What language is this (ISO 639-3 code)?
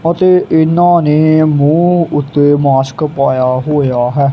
pan